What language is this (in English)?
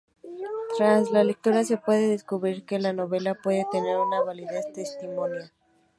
Spanish